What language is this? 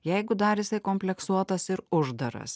Lithuanian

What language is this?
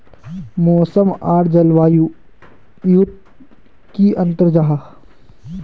Magahi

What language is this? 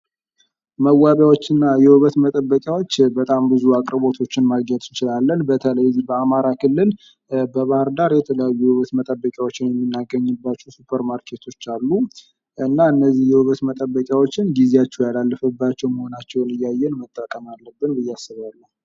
Amharic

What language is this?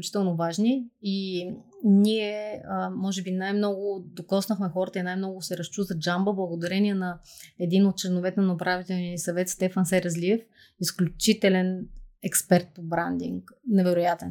Bulgarian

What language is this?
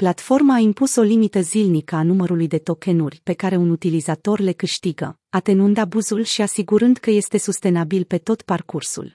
Romanian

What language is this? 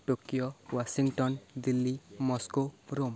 Odia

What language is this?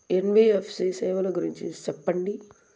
Telugu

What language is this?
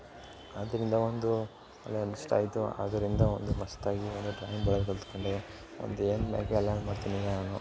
Kannada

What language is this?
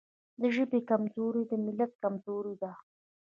Pashto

